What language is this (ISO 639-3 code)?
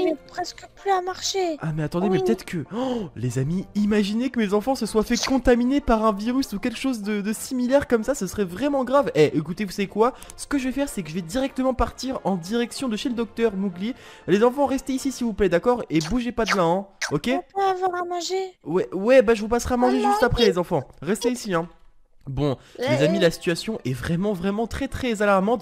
fra